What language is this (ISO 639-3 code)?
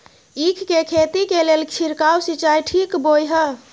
mai